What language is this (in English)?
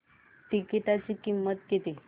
Marathi